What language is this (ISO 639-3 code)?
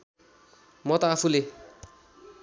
nep